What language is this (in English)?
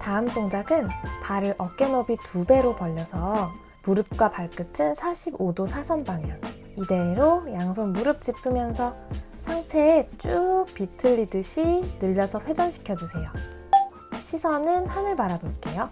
Korean